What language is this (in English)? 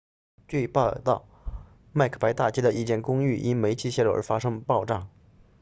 Chinese